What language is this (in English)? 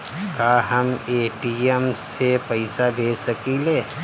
Bhojpuri